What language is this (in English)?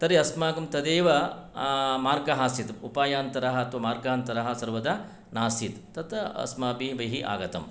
Sanskrit